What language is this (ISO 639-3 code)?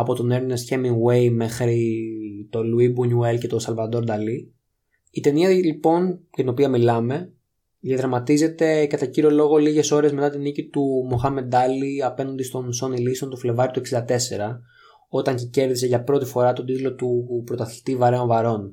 ell